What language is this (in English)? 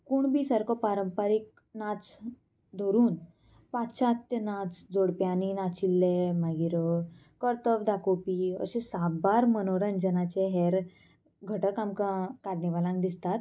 Konkani